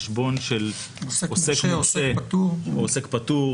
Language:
Hebrew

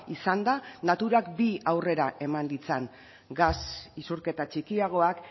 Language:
Basque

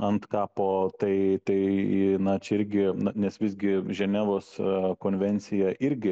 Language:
Lithuanian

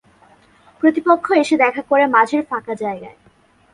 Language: Bangla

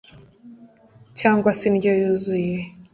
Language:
Kinyarwanda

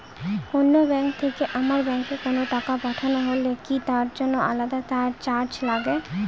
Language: Bangla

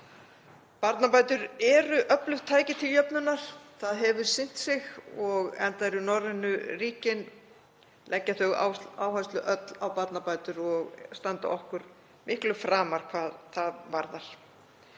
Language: Icelandic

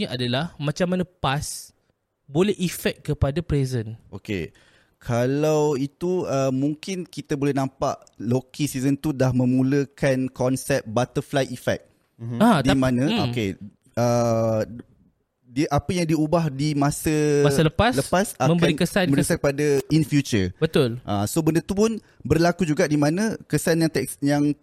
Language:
Malay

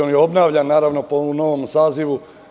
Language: Serbian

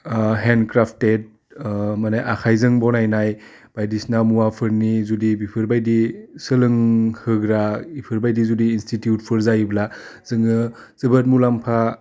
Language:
Bodo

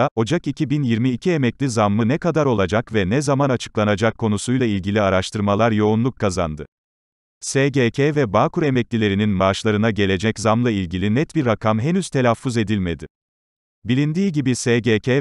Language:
Turkish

